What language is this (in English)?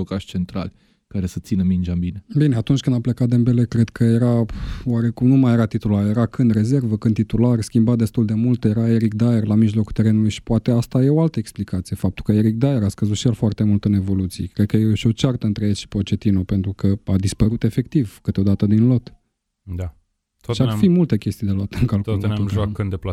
Romanian